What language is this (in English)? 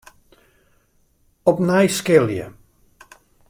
Western Frisian